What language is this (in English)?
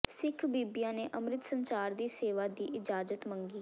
Punjabi